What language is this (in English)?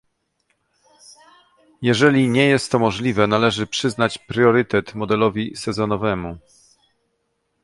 Polish